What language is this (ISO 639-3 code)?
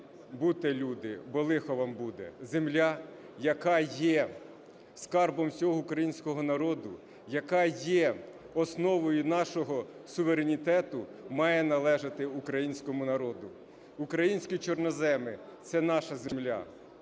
ukr